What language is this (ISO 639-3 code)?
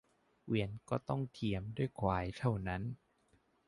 tha